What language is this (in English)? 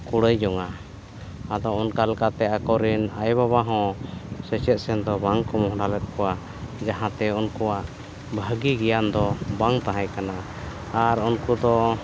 Santali